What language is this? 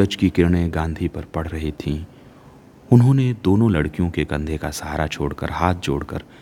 Hindi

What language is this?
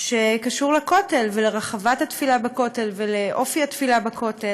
Hebrew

